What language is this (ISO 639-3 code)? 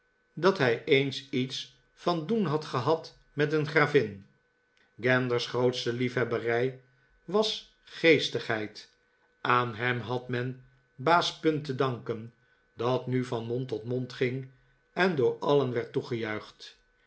nld